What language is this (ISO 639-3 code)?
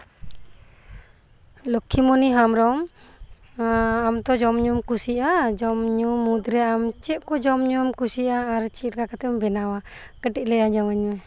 sat